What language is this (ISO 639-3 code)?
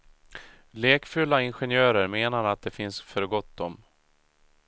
swe